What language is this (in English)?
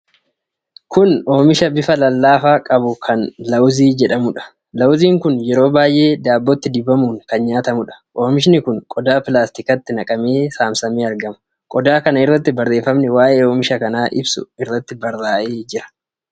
Oromo